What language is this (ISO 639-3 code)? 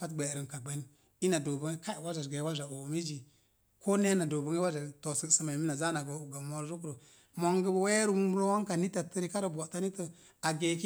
ver